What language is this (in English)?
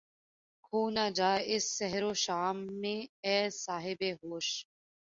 Urdu